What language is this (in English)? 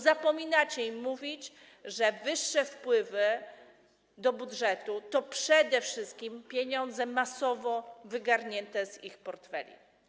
Polish